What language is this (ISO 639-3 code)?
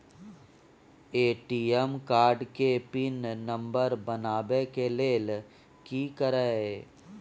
mai